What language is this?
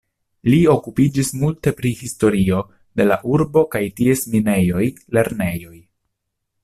Esperanto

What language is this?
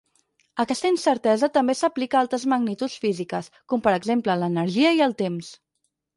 Catalan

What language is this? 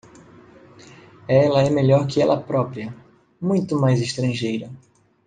Portuguese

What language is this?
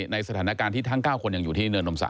Thai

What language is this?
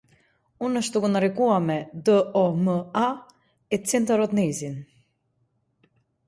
Macedonian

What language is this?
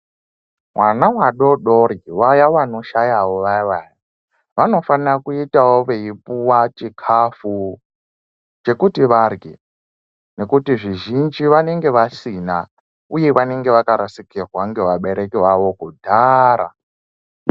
Ndau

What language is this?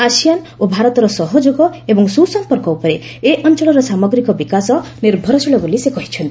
Odia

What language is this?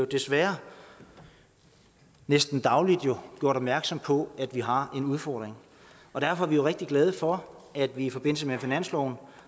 Danish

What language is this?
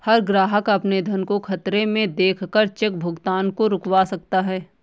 Hindi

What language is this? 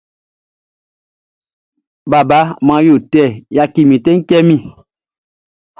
Baoulé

